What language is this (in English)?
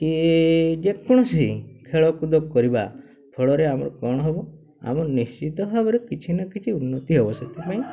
Odia